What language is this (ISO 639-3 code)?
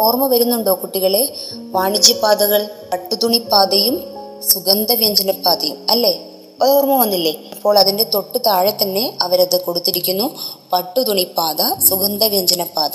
mal